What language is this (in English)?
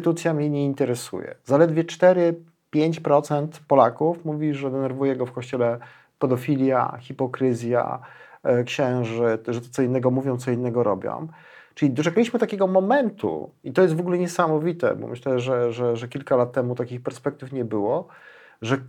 Polish